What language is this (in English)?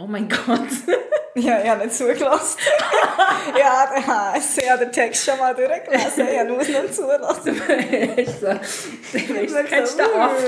German